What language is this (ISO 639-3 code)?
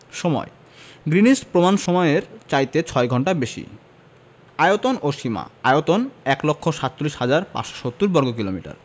ben